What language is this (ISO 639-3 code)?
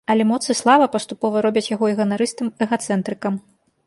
bel